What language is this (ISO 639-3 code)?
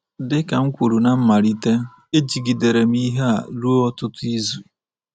ibo